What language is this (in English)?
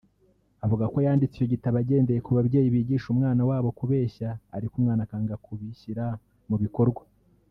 Kinyarwanda